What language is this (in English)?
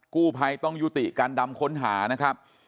Thai